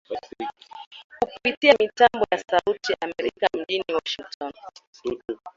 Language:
Swahili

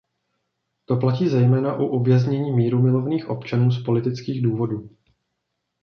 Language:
Czech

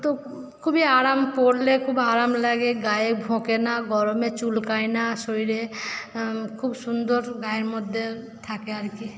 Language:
Bangla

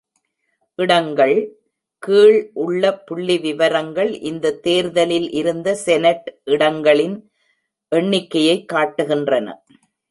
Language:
Tamil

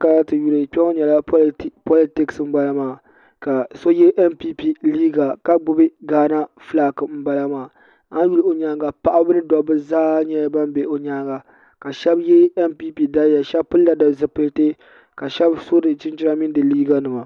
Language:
Dagbani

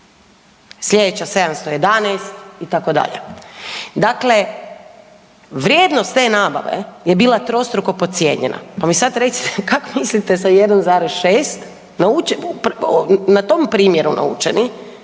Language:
Croatian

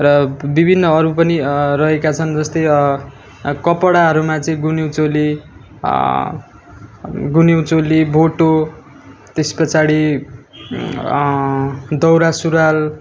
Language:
Nepali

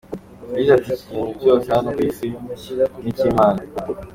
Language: Kinyarwanda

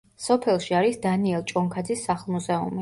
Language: Georgian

